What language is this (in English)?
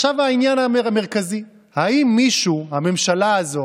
Hebrew